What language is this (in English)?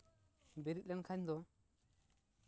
Santali